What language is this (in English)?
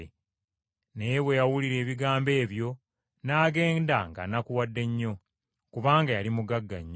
Ganda